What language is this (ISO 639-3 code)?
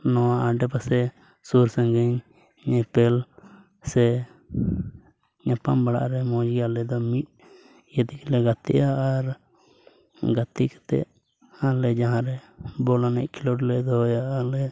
sat